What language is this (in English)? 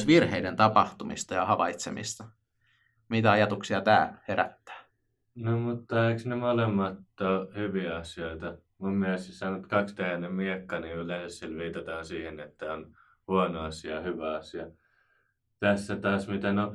Finnish